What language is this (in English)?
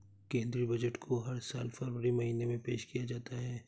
Hindi